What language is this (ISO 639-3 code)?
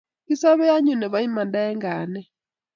kln